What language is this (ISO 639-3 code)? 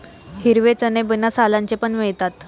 mar